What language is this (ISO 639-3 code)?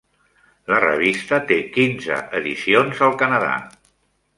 cat